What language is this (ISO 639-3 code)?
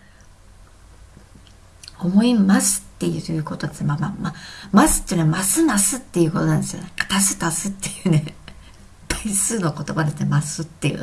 jpn